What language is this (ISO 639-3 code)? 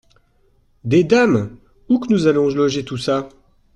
fra